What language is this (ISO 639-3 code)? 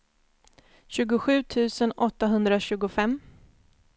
swe